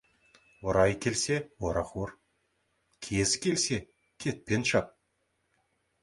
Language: Kazakh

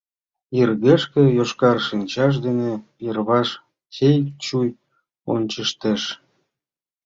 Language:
Mari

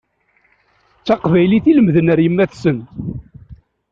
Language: Kabyle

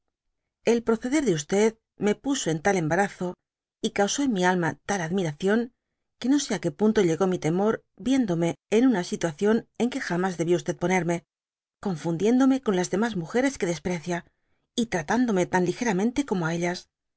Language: Spanish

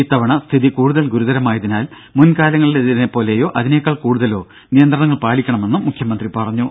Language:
Malayalam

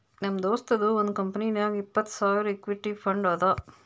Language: Kannada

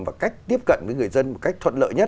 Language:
Vietnamese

